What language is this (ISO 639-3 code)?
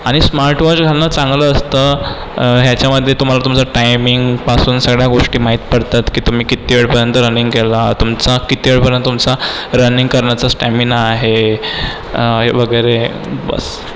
mar